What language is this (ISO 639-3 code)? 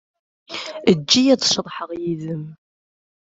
kab